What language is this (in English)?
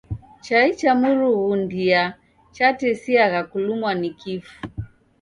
Taita